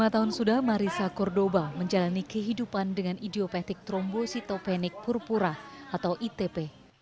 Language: Indonesian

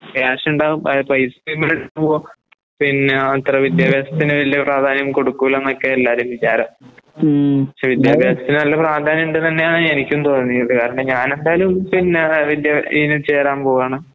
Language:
Malayalam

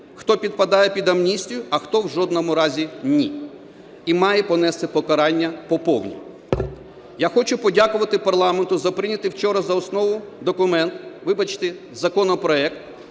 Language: Ukrainian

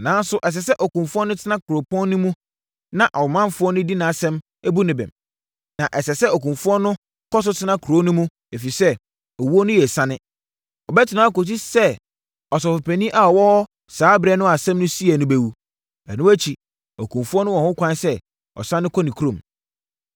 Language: Akan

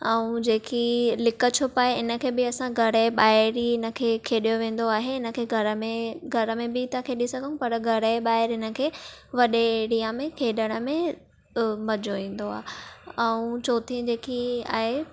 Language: Sindhi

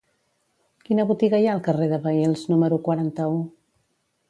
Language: Catalan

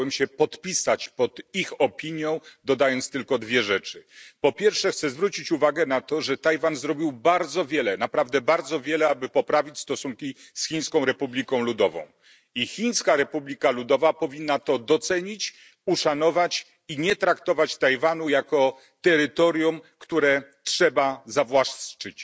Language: Polish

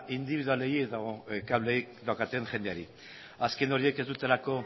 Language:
Basque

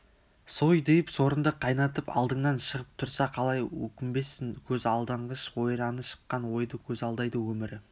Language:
Kazakh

